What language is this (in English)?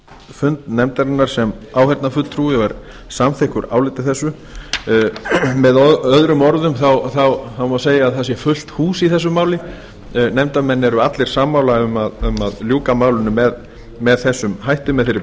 Icelandic